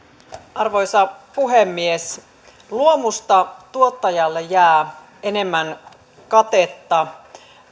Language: Finnish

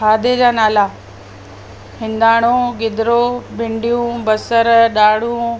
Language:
Sindhi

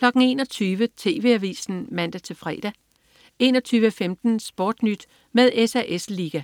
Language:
Danish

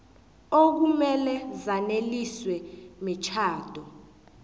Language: South Ndebele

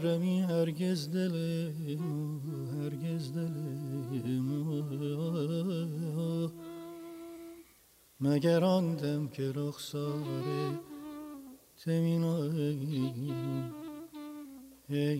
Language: Persian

